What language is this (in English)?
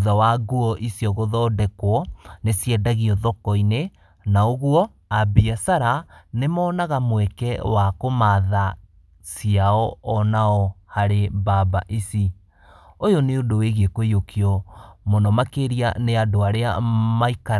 Kikuyu